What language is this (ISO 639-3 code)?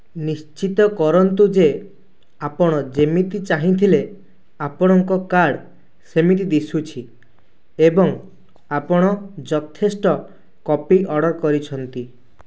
ori